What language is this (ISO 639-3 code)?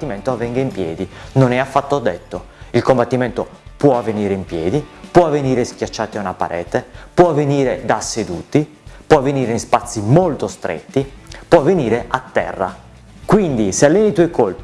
ita